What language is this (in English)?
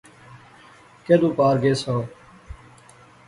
Pahari-Potwari